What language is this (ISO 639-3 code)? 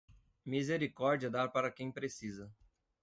por